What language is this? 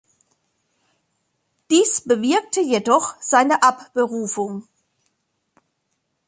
German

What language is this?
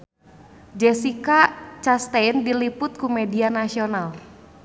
Sundanese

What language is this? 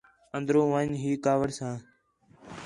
Khetrani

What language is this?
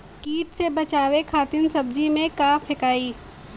Bhojpuri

